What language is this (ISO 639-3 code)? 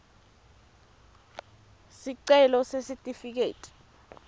ssw